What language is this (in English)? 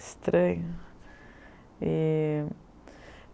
Portuguese